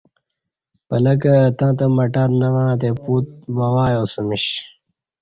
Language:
Kati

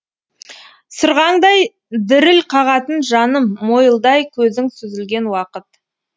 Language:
Kazakh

